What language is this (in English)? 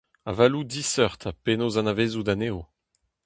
Breton